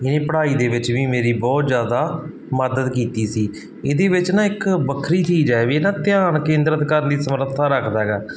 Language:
Punjabi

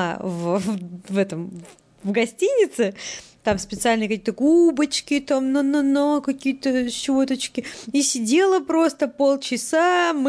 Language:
Russian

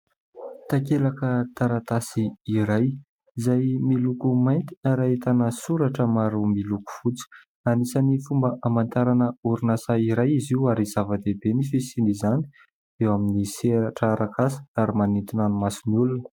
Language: Malagasy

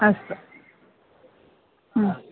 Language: Sanskrit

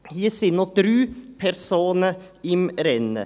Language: Swiss German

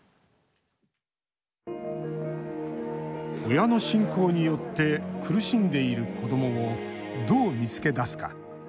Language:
Japanese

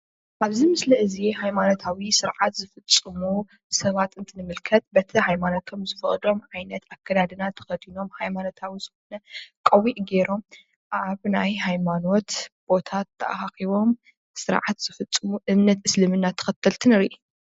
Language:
Tigrinya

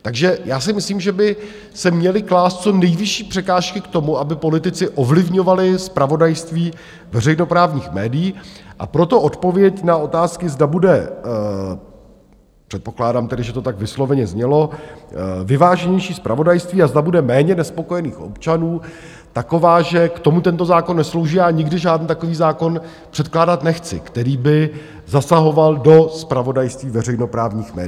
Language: Czech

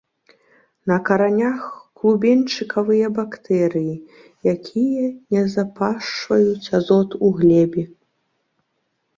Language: Belarusian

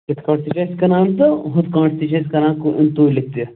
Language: Kashmiri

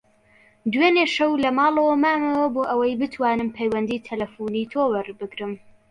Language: Central Kurdish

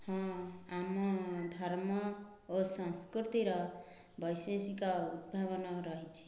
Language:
Odia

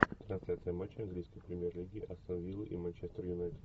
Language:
Russian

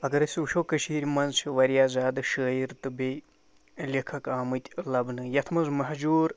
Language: Kashmiri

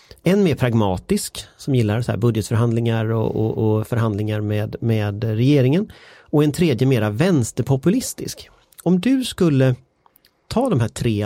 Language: Swedish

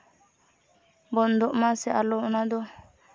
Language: Santali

